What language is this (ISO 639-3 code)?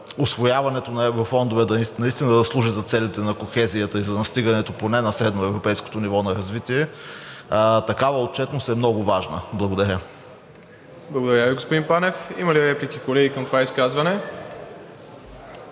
bul